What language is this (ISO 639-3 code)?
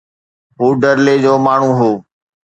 snd